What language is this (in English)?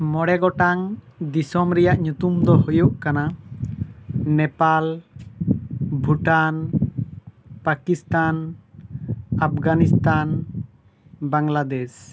Santali